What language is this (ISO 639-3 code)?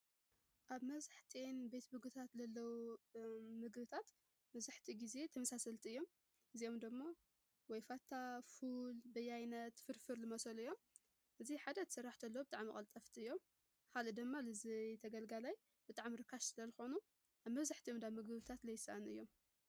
tir